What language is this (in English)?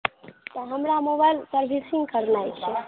Maithili